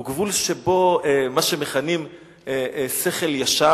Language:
Hebrew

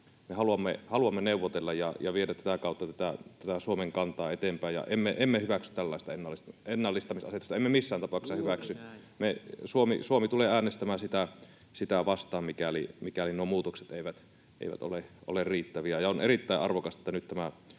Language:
Finnish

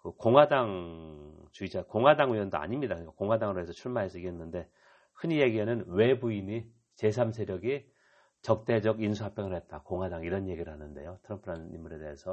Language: Korean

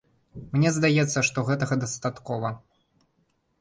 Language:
Belarusian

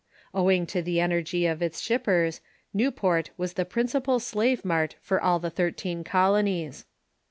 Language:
English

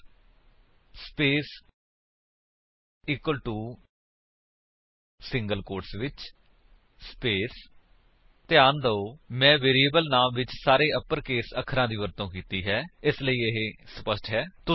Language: Punjabi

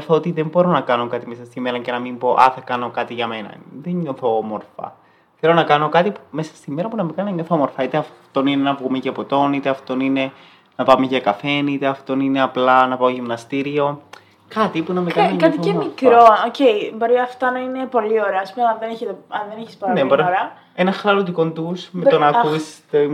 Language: Greek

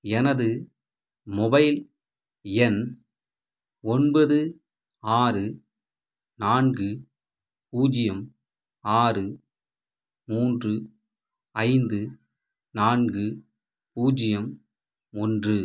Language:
Tamil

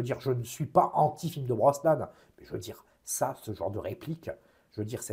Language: French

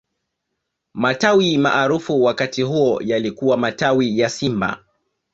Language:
Swahili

